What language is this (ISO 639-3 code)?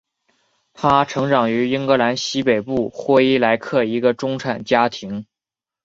zho